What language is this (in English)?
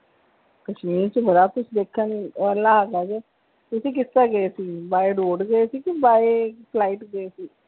Punjabi